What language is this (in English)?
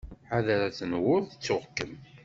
Kabyle